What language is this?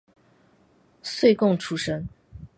Chinese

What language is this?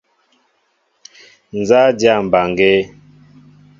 Mbo (Cameroon)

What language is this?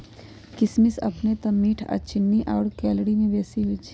Magahi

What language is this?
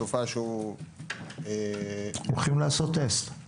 Hebrew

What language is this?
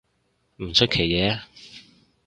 Cantonese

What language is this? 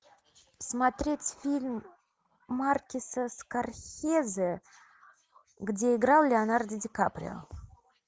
Russian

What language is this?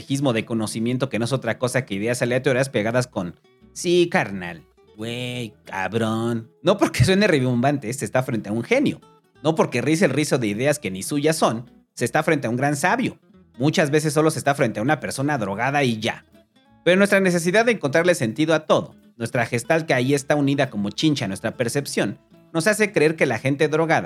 Spanish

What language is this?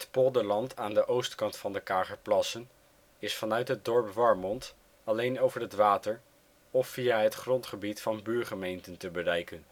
Dutch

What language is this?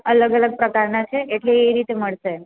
Gujarati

